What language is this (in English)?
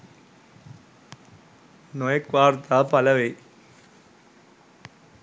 Sinhala